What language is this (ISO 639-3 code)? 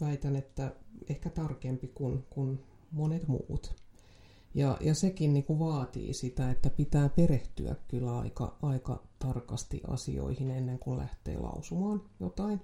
fin